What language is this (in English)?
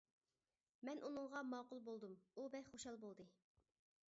Uyghur